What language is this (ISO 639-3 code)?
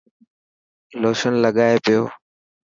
mki